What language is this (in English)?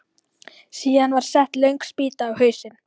Icelandic